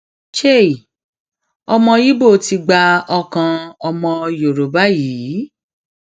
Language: Yoruba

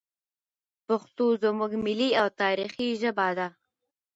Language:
Pashto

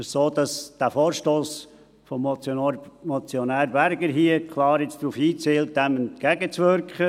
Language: Swiss German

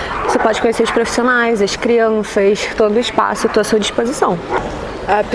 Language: Portuguese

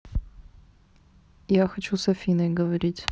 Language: Russian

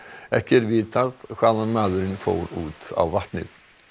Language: Icelandic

